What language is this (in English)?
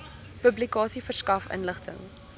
Afrikaans